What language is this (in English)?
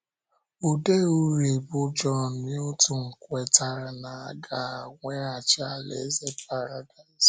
Igbo